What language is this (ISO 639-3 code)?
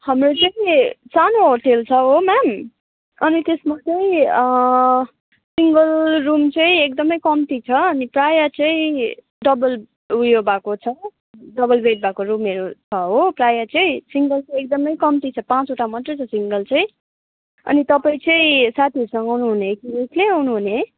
nep